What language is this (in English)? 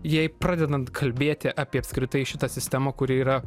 Lithuanian